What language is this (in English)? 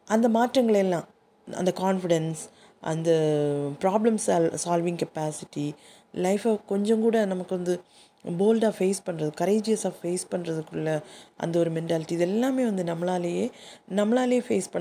Tamil